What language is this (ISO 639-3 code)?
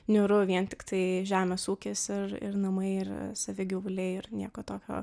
lit